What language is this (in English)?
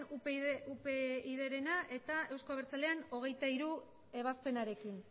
Basque